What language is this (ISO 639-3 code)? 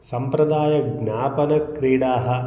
san